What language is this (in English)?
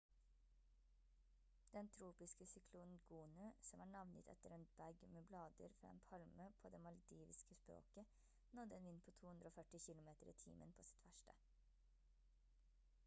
Norwegian Bokmål